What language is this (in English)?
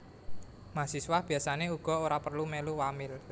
Javanese